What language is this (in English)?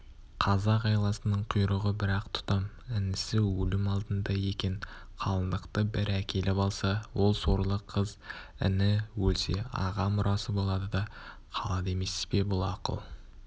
Kazakh